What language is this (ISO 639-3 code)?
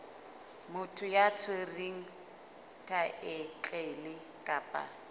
sot